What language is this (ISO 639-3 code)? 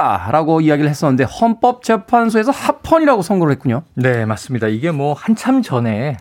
kor